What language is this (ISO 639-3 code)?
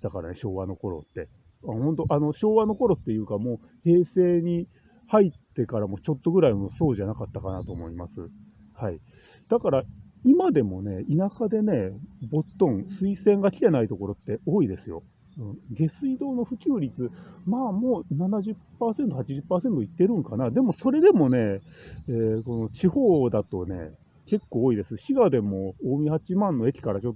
jpn